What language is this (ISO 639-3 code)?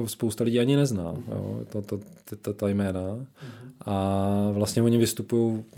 ces